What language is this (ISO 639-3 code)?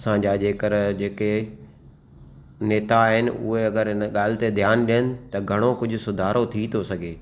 snd